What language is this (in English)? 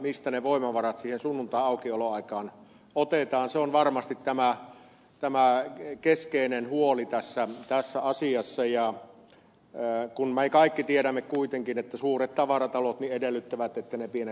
Finnish